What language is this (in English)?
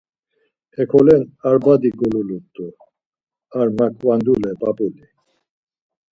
Laz